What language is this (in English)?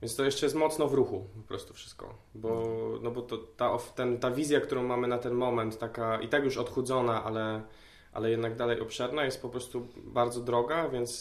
Polish